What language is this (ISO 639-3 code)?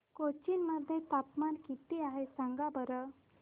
mar